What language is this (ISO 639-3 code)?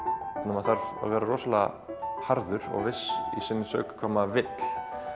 isl